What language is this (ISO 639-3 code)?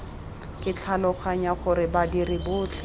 tsn